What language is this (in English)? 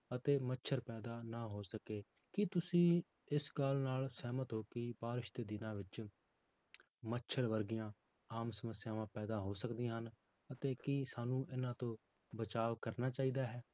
Punjabi